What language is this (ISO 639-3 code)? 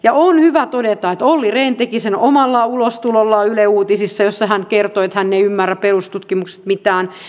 fin